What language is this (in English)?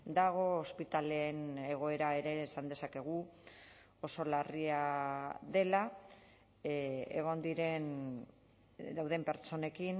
Basque